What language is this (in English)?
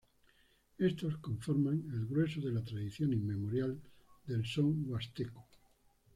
Spanish